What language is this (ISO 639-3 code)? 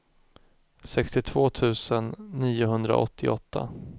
swe